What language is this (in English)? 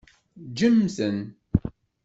Kabyle